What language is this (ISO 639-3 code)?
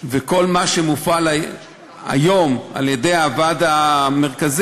heb